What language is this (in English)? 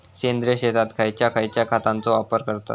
Marathi